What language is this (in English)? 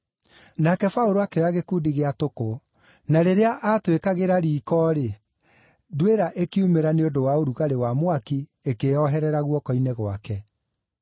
Kikuyu